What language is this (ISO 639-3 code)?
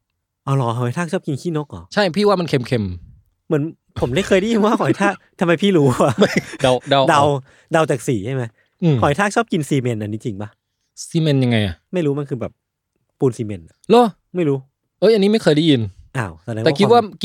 tha